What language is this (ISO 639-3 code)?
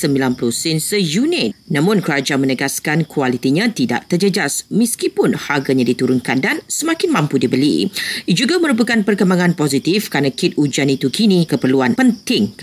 msa